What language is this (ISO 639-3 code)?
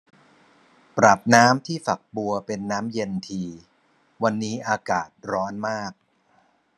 tha